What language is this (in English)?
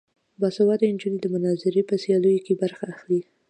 Pashto